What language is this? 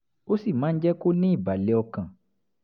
Yoruba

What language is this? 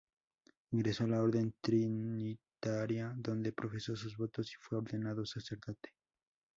Spanish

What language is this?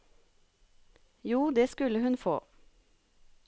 Norwegian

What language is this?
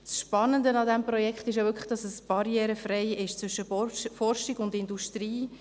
Swiss German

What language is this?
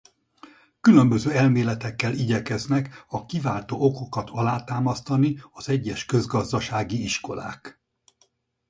Hungarian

